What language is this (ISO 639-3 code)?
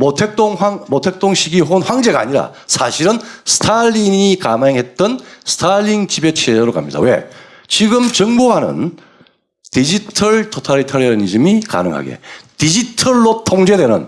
kor